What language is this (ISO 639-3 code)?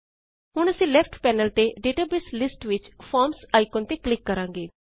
pan